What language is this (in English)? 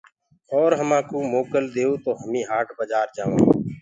Gurgula